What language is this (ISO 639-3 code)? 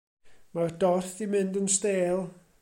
cym